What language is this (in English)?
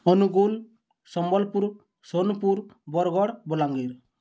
Odia